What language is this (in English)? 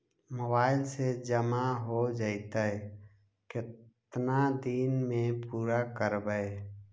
Magahi